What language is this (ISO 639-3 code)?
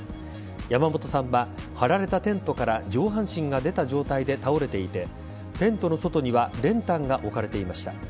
jpn